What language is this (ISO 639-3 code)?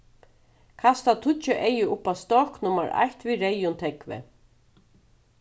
fao